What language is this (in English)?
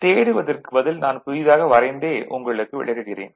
Tamil